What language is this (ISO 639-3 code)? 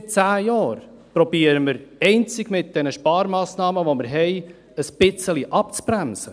gsw